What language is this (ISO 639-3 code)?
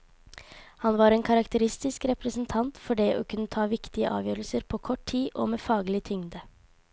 nor